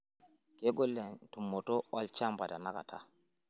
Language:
Masai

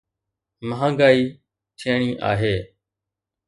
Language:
Sindhi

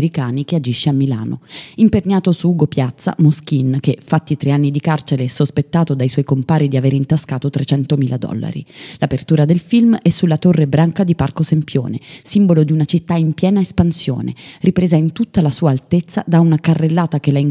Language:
Italian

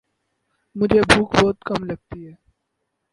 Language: Urdu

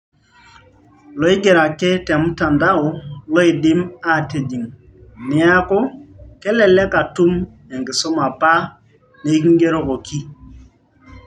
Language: Masai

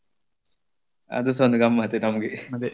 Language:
Kannada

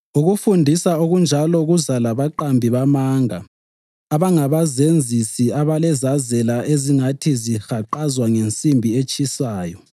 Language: North Ndebele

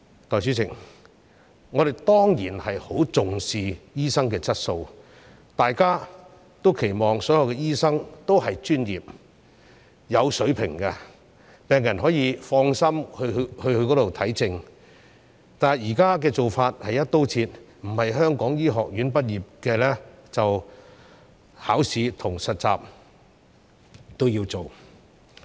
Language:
Cantonese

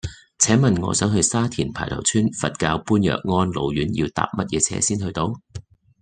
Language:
Cantonese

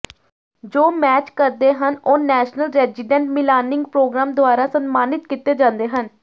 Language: Punjabi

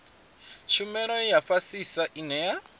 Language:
Venda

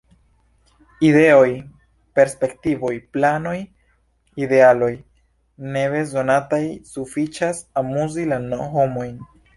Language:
Esperanto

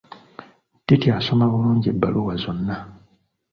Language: Ganda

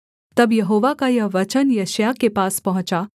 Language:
Hindi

